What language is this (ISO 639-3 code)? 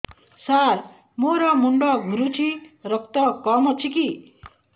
ori